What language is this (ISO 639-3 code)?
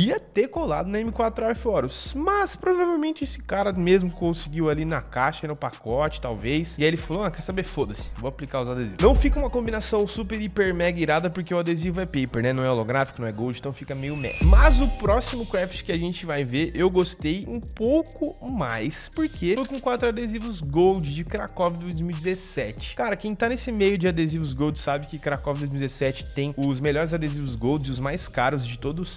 por